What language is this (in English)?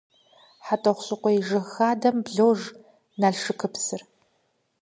Kabardian